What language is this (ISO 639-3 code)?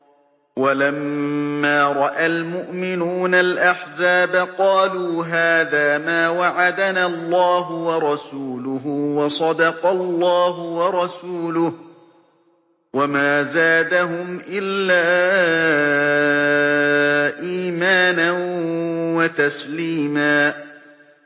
ara